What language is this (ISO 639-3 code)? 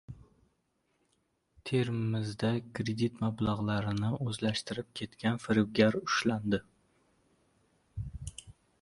uzb